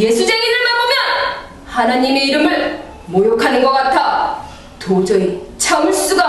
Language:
Korean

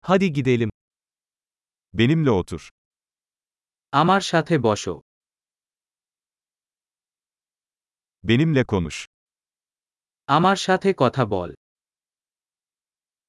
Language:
Turkish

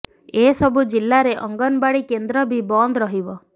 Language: Odia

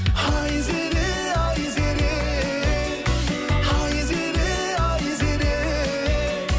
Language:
Kazakh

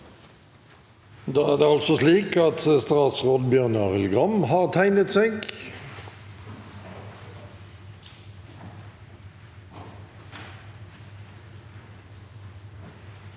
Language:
Norwegian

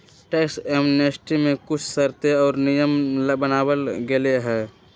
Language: Magahi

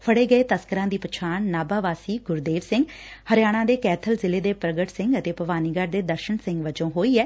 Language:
Punjabi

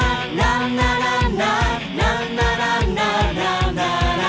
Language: Vietnamese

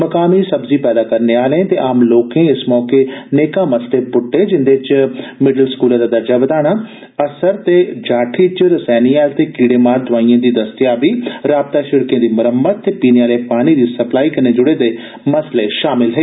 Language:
Dogri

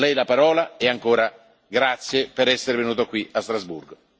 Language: Italian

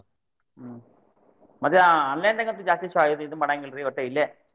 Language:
Kannada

